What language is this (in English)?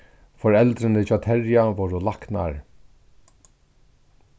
Faroese